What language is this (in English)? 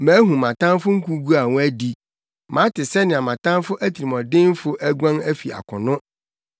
Akan